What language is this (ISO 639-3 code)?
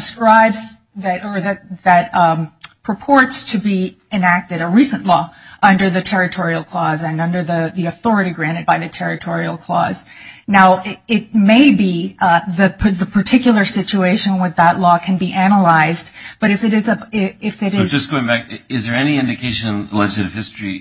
eng